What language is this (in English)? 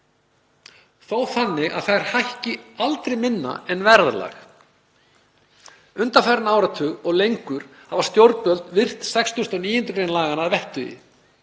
Icelandic